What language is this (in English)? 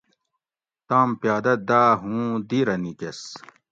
Gawri